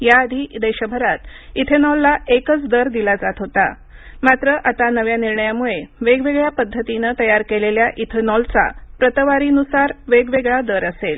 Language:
Marathi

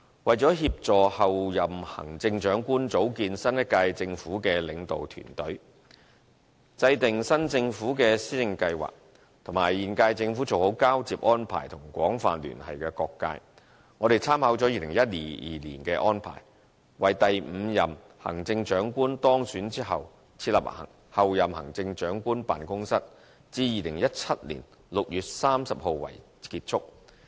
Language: Cantonese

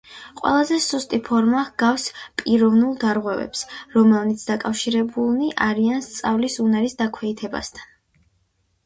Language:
Georgian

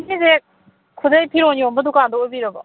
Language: Manipuri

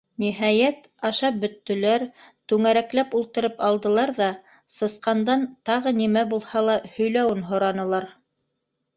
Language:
Bashkir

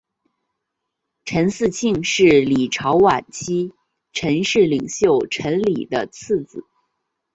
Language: Chinese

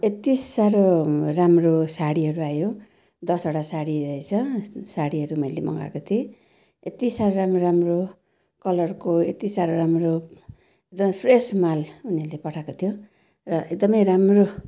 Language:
Nepali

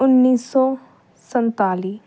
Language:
Punjabi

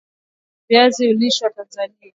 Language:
Swahili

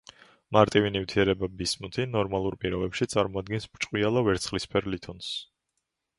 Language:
Georgian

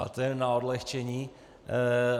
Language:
Czech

